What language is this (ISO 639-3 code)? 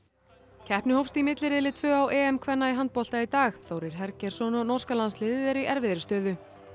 isl